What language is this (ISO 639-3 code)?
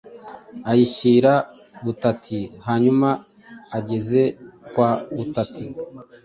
kin